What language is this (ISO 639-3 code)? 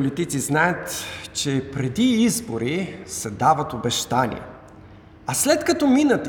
bul